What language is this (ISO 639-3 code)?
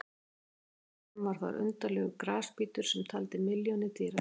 isl